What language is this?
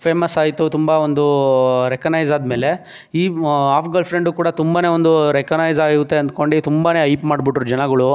Kannada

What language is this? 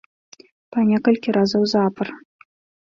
Belarusian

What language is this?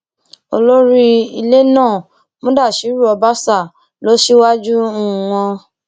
Yoruba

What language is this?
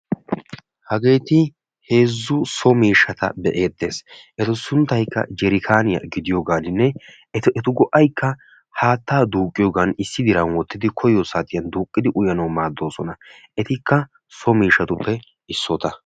Wolaytta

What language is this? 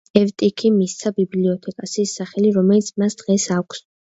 Georgian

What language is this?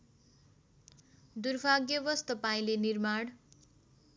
Nepali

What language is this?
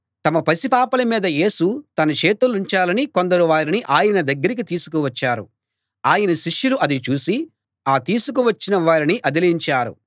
Telugu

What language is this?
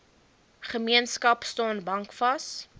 Afrikaans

